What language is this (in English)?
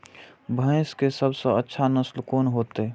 Maithili